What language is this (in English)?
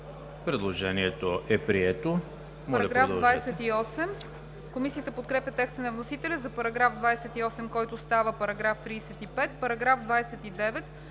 Bulgarian